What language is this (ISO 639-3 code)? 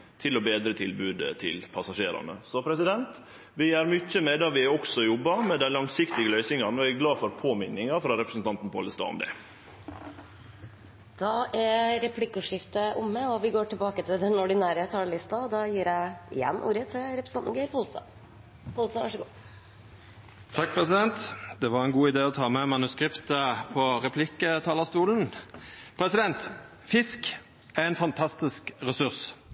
nno